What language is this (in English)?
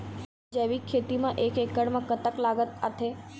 Chhattisgarhi